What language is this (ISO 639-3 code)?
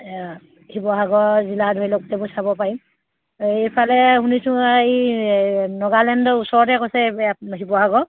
asm